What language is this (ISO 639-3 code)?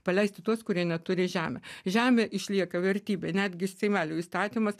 lit